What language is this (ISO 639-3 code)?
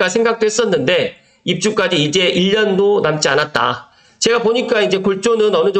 kor